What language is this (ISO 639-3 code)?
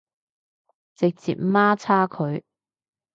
yue